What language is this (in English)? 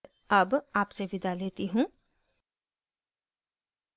Hindi